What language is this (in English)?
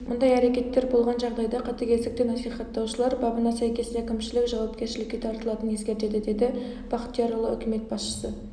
Kazakh